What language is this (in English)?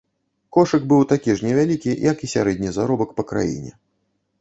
Belarusian